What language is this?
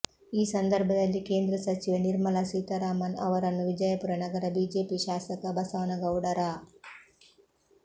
Kannada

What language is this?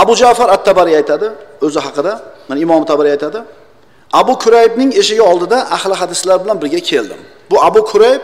Turkish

